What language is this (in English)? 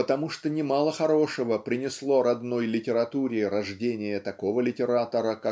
Russian